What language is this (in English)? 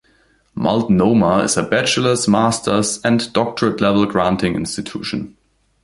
English